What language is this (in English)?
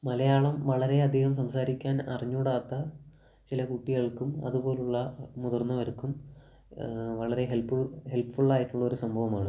Malayalam